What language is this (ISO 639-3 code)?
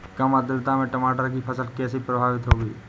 hin